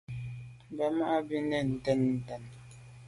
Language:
Medumba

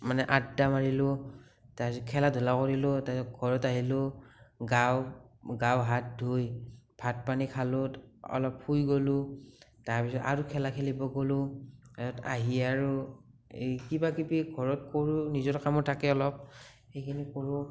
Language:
Assamese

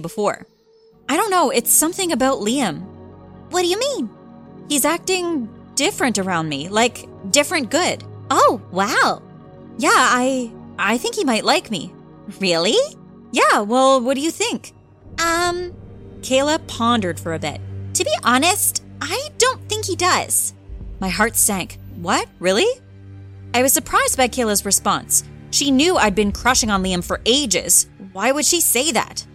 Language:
English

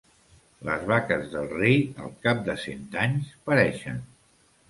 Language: Catalan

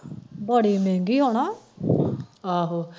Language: Punjabi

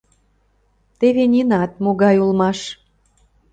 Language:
Mari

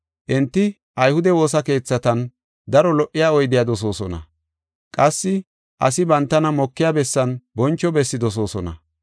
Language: Gofa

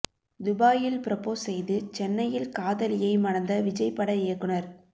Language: Tamil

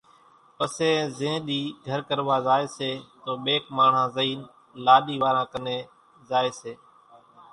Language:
Kachi Koli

